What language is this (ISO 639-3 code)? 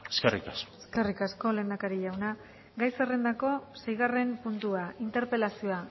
eus